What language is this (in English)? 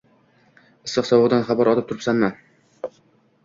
Uzbek